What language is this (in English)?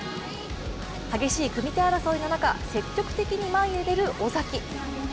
Japanese